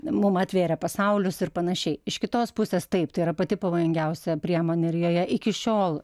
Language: Lithuanian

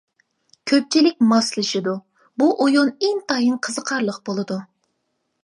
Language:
Uyghur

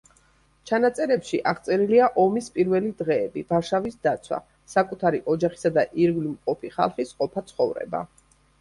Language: Georgian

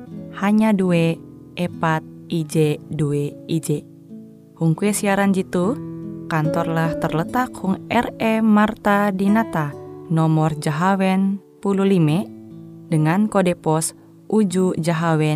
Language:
Indonesian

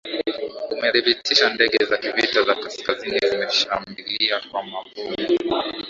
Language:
Swahili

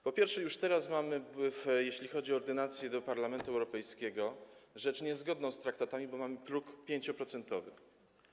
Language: Polish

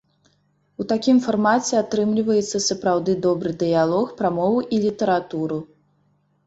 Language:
Belarusian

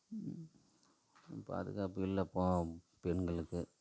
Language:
Tamil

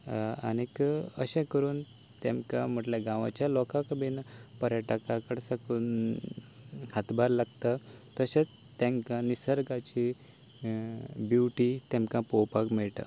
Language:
Konkani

